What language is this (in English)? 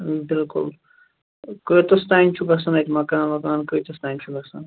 Kashmiri